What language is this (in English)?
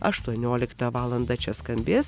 Lithuanian